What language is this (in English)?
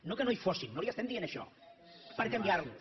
Catalan